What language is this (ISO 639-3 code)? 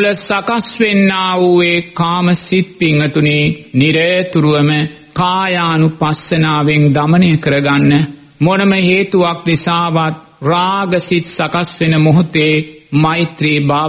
ron